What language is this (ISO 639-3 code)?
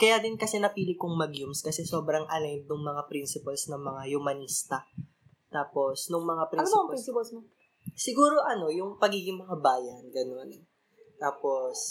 fil